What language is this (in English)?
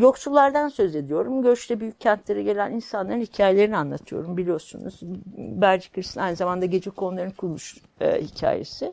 Turkish